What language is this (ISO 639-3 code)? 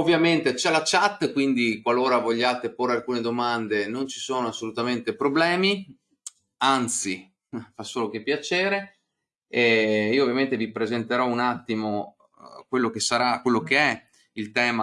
ita